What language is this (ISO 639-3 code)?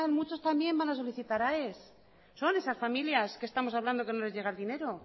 spa